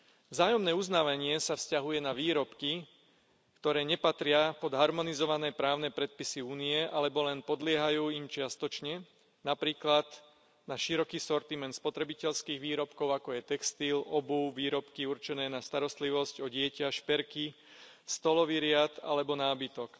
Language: Slovak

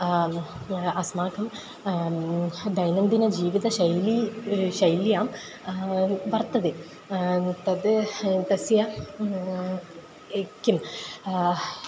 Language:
Sanskrit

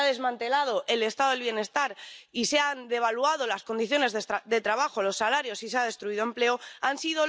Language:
French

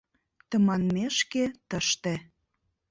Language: Mari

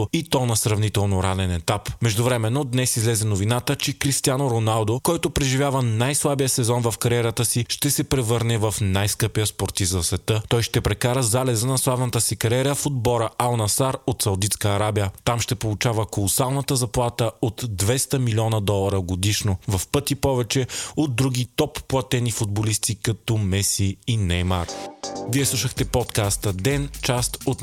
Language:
Bulgarian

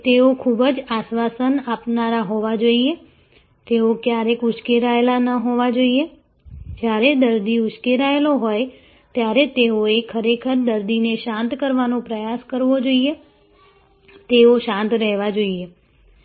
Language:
Gujarati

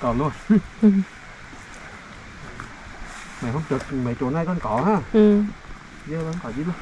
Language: Vietnamese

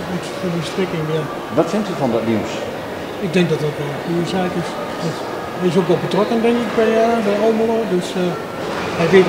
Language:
Dutch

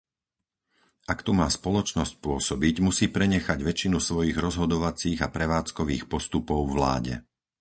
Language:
Slovak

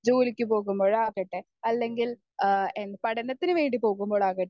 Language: Malayalam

